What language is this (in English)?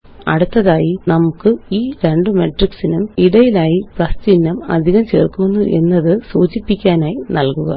Malayalam